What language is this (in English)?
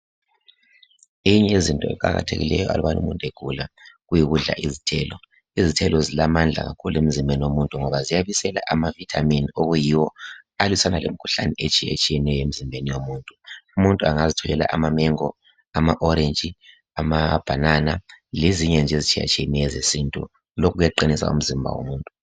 North Ndebele